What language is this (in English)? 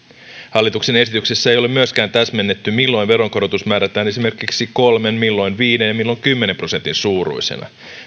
Finnish